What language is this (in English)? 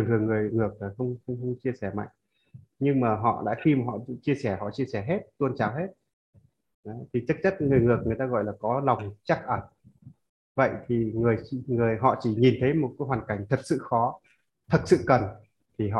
Vietnamese